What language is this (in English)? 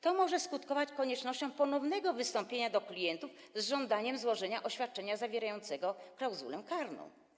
Polish